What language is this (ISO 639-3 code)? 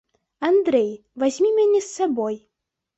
bel